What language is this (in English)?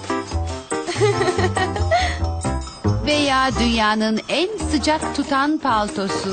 Turkish